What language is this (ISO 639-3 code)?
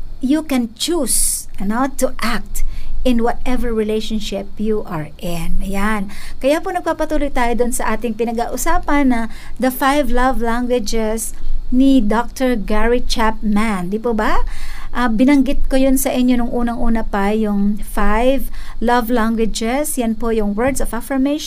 fil